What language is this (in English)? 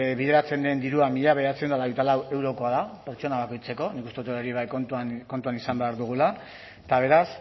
Basque